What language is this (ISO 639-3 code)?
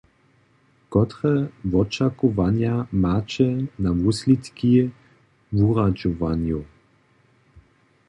hsb